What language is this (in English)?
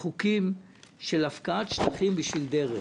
Hebrew